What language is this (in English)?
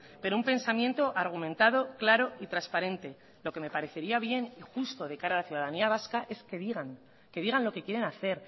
Spanish